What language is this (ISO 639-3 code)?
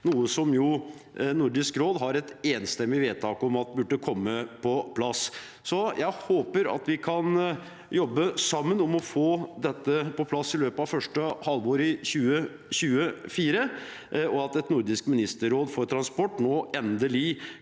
nor